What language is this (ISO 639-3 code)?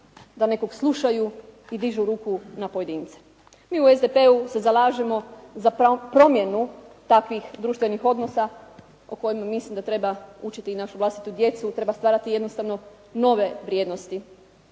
hrv